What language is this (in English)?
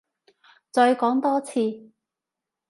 Cantonese